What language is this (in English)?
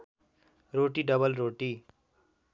Nepali